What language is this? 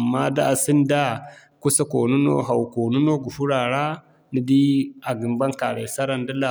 Zarma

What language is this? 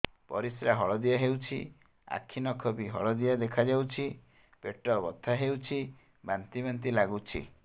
Odia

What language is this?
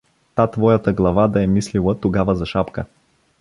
Bulgarian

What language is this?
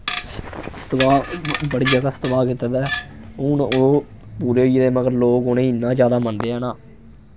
Dogri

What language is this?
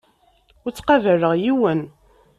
Kabyle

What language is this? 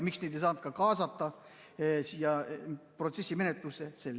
Estonian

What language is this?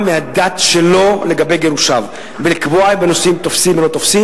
Hebrew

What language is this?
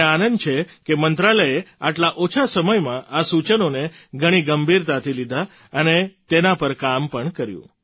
Gujarati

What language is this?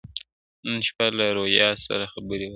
Pashto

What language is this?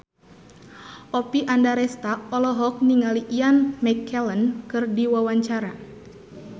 Sundanese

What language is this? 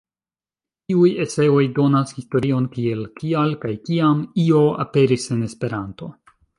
Esperanto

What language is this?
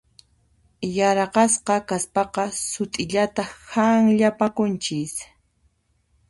Puno Quechua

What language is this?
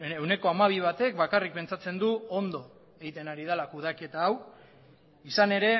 Basque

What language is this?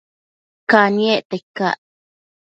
Matsés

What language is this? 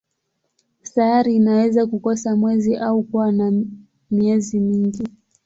Swahili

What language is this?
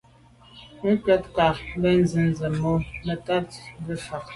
Medumba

